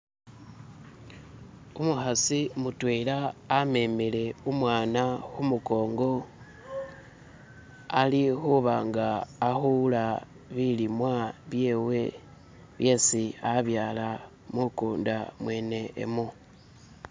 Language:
Masaaba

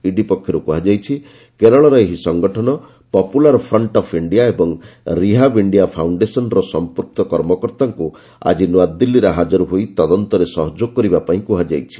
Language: Odia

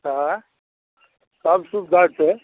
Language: Maithili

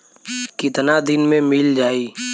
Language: Bhojpuri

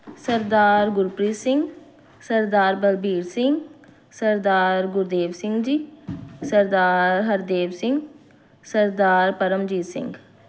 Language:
Punjabi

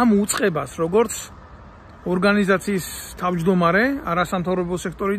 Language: Romanian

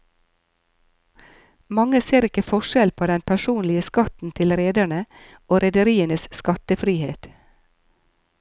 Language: Norwegian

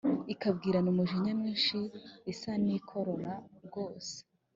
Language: Kinyarwanda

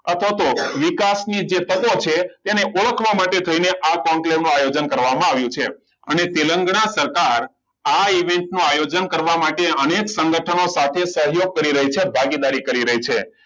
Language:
Gujarati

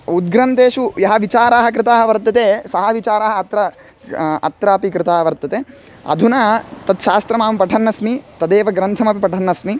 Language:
Sanskrit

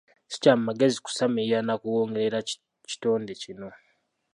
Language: Ganda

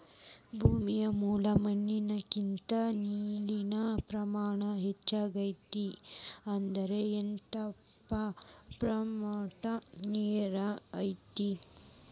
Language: Kannada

